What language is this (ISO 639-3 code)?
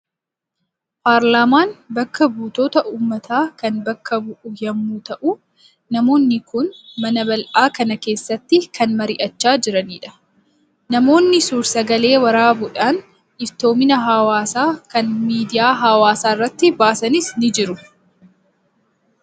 orm